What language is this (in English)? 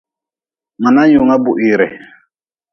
Nawdm